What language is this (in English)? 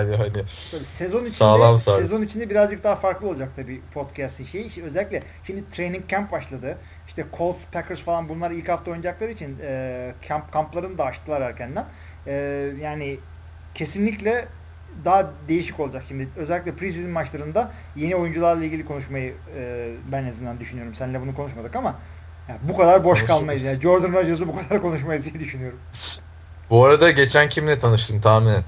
Turkish